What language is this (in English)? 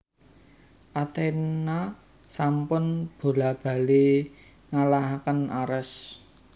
Javanese